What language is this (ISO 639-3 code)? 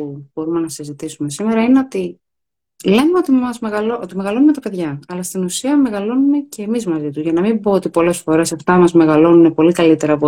ell